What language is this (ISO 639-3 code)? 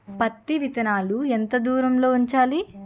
tel